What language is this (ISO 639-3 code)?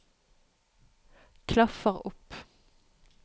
nor